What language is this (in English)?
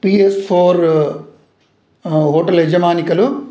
Sanskrit